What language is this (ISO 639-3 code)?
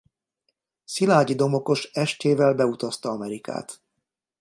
hun